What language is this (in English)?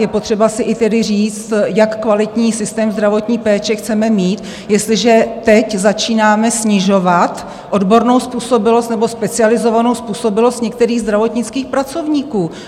Czech